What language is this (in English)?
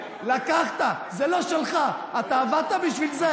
Hebrew